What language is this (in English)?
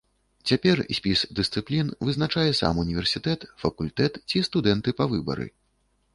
Belarusian